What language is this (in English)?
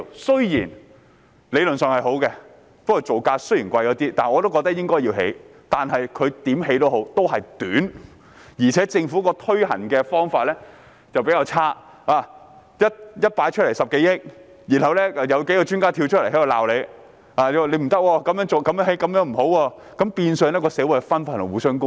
Cantonese